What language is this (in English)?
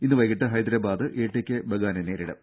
Malayalam